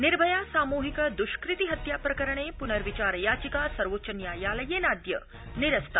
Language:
Sanskrit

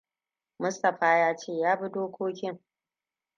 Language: Hausa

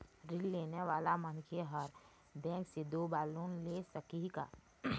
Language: Chhattisgarhi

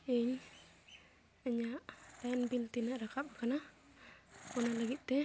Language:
Santali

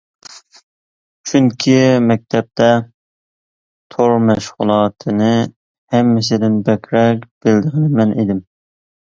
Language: Uyghur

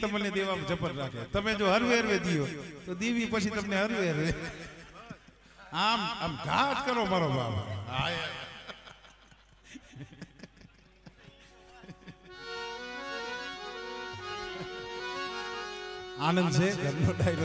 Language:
Arabic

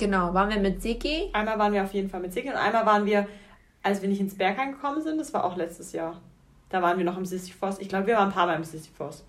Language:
German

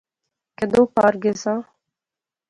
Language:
Pahari-Potwari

